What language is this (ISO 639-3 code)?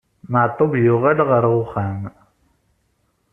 kab